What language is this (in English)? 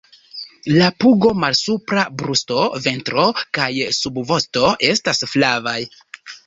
Esperanto